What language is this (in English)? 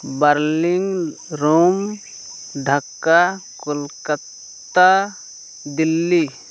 Santali